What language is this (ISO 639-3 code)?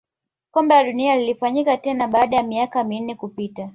swa